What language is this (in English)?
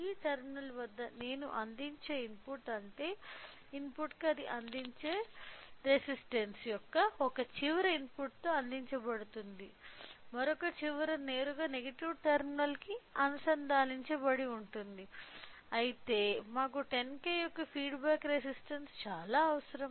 Telugu